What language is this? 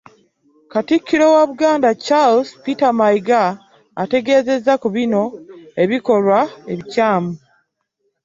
Ganda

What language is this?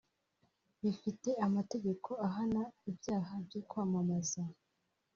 Kinyarwanda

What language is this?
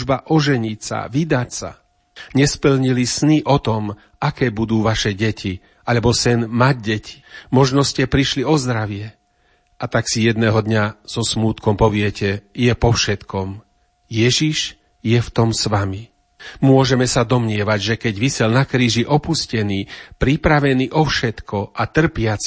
Slovak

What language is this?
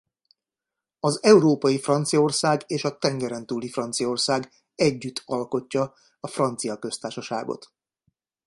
Hungarian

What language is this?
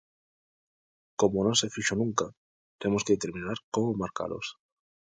Galician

